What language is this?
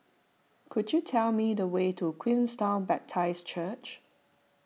English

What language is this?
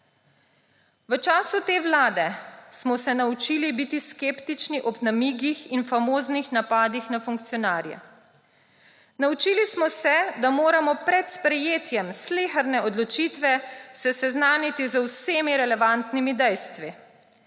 Slovenian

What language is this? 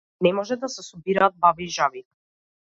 Macedonian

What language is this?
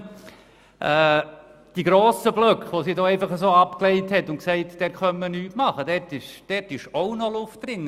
Swiss German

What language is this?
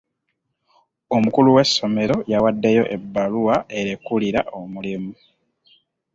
Ganda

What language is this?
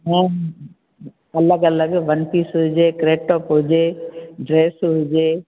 Sindhi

